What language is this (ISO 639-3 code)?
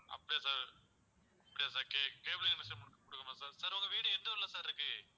tam